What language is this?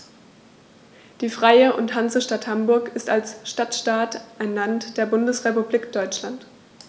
German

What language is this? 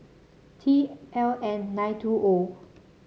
English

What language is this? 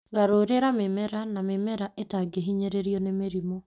Kikuyu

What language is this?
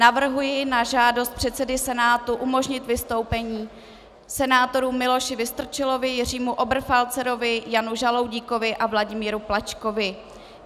Czech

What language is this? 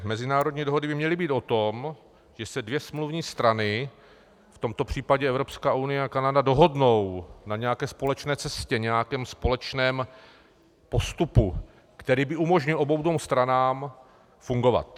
Czech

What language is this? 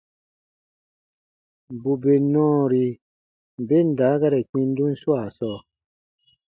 Baatonum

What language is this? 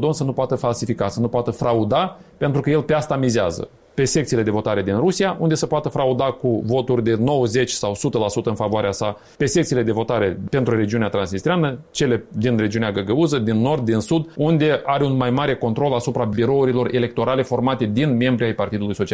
Romanian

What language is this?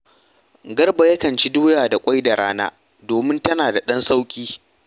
Hausa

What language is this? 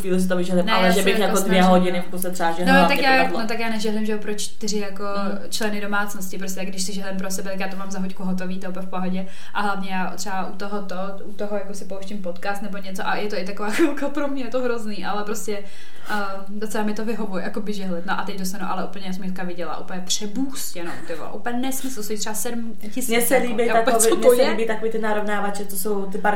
Czech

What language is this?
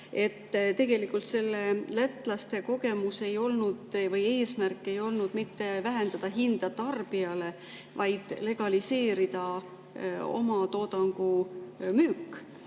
Estonian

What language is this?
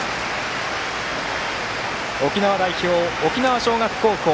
Japanese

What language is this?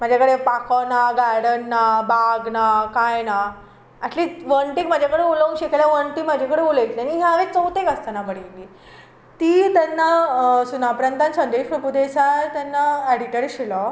Konkani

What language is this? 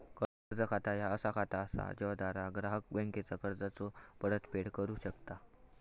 Marathi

